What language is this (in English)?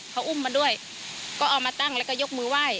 Thai